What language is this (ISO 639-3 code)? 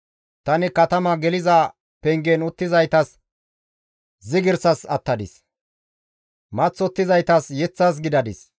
gmv